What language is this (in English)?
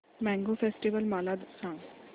Marathi